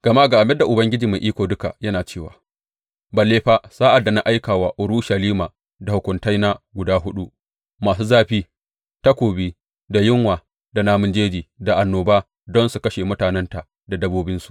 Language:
Hausa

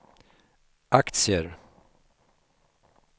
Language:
Swedish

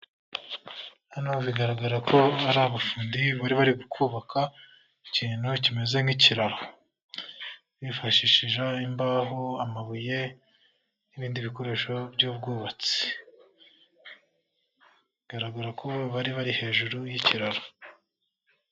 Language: Kinyarwanda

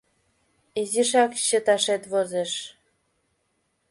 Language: Mari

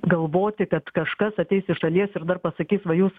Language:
Lithuanian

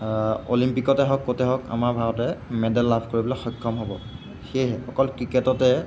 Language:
Assamese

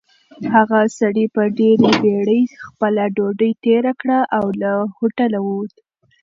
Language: Pashto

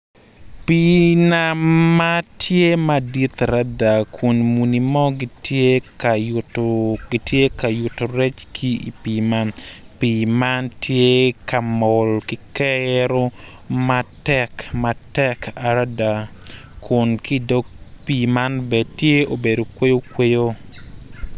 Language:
Acoli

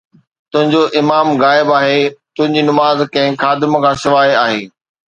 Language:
Sindhi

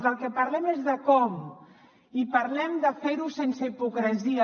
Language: Catalan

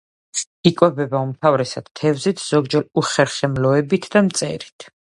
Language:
Georgian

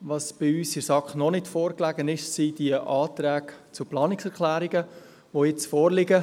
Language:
Swiss German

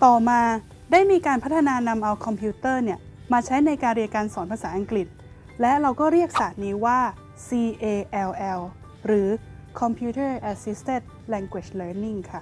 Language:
Thai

